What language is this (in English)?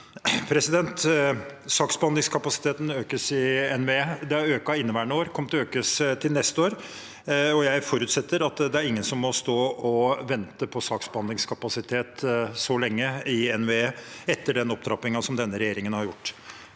Norwegian